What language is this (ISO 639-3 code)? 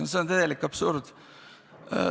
est